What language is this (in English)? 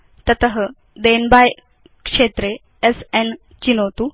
Sanskrit